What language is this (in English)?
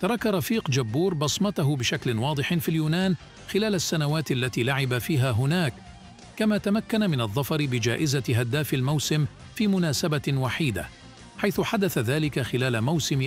Arabic